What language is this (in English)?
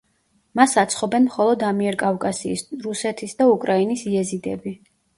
Georgian